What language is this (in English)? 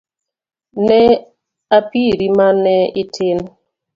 Luo (Kenya and Tanzania)